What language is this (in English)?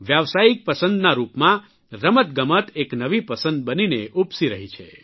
Gujarati